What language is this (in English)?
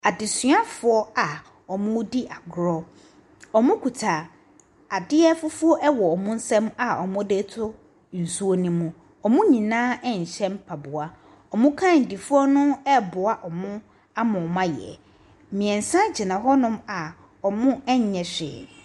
Akan